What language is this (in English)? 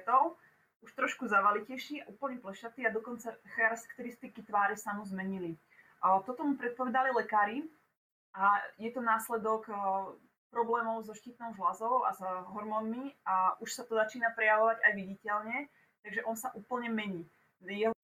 Czech